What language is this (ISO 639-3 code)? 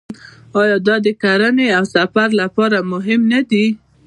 pus